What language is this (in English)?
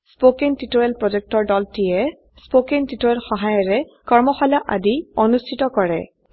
Assamese